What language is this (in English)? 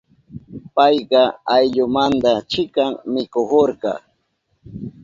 Southern Pastaza Quechua